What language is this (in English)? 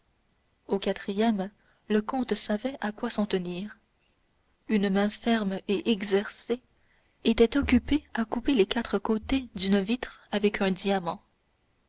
French